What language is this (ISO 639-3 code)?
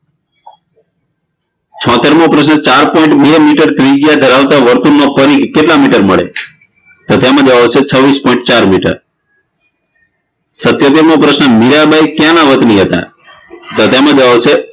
guj